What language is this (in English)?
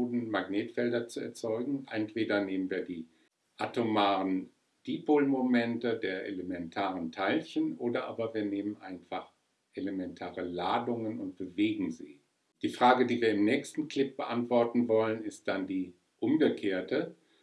German